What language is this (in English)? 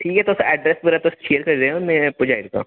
Dogri